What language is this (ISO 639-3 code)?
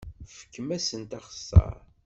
kab